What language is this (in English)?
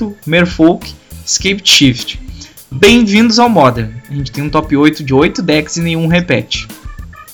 Portuguese